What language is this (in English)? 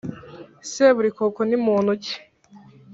Kinyarwanda